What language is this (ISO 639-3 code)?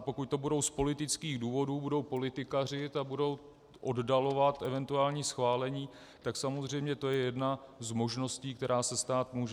ces